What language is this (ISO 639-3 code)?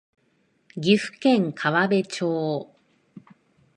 jpn